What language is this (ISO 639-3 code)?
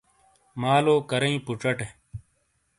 scl